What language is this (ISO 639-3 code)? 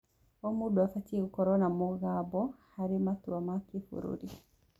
kik